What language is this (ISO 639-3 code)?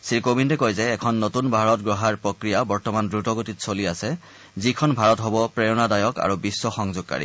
asm